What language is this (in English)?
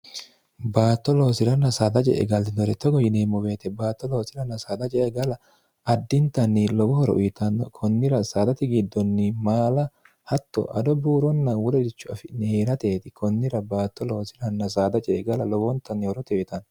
Sidamo